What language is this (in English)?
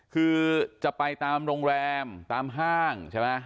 Thai